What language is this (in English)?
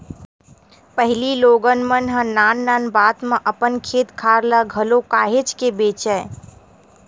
Chhattisgarhi